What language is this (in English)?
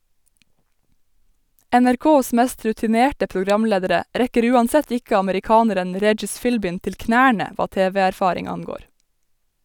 Norwegian